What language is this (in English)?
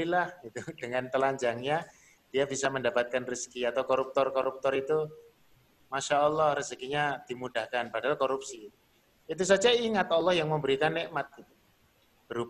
Indonesian